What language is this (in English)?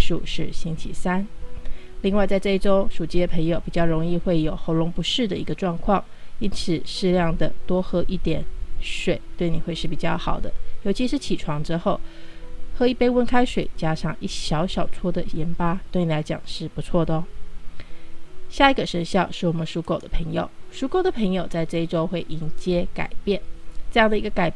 Chinese